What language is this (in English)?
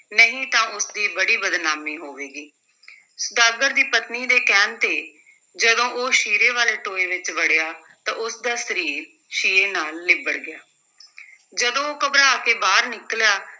Punjabi